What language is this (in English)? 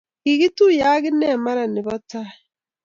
Kalenjin